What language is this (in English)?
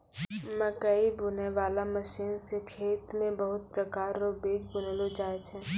Maithili